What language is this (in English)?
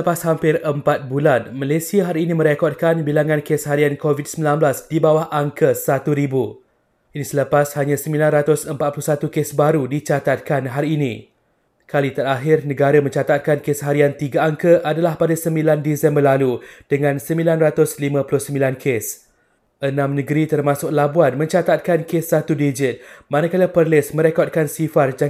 Malay